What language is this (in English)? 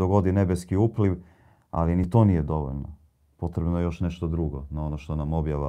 Croatian